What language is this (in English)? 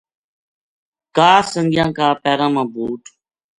Gujari